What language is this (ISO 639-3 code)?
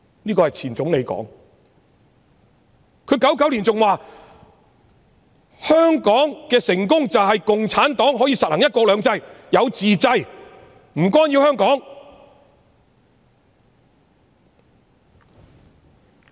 yue